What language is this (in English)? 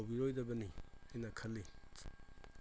Manipuri